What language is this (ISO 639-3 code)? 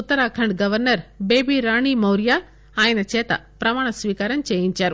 tel